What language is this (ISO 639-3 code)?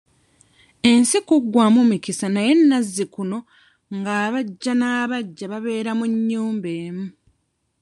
lug